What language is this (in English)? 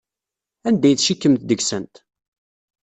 Kabyle